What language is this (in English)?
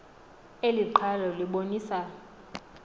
Xhosa